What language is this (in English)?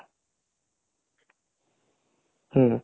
Odia